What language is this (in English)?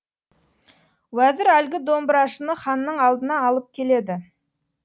Kazakh